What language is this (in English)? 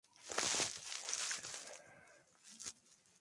Spanish